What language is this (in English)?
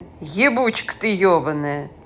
Russian